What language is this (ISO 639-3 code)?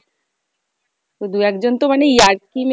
ben